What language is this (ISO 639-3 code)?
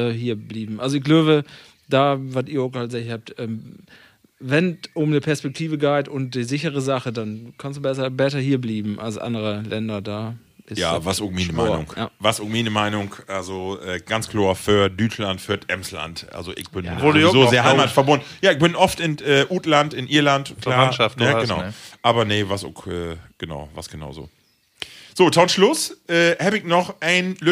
deu